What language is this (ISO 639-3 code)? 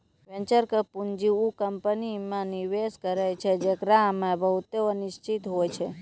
mai